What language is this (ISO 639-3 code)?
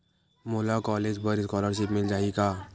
hne